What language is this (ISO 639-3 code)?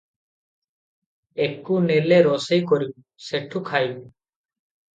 ori